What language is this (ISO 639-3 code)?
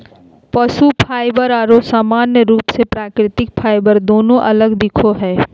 mag